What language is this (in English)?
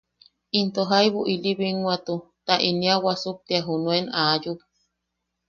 Yaqui